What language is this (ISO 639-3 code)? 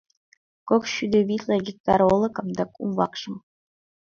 chm